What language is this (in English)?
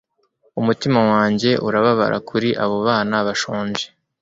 Kinyarwanda